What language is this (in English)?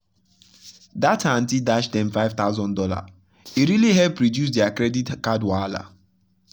Nigerian Pidgin